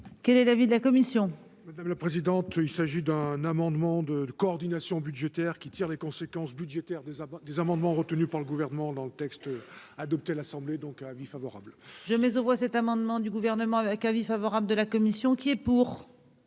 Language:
French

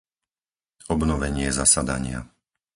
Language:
Slovak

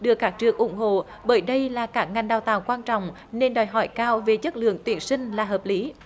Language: Vietnamese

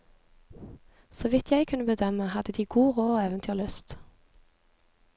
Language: Norwegian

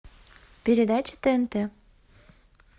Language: Russian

